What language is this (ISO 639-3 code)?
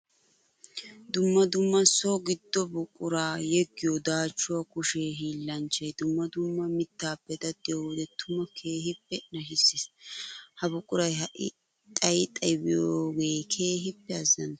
wal